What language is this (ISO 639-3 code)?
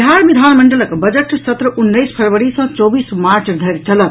mai